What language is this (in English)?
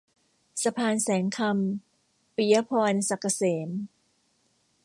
Thai